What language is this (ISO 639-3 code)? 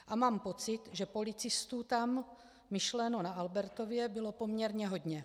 ces